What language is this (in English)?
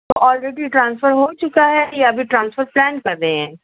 Urdu